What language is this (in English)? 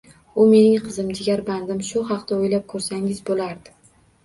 Uzbek